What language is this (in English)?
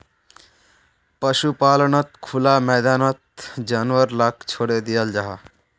Magahi